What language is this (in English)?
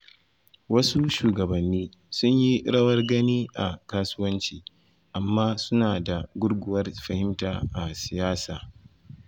Hausa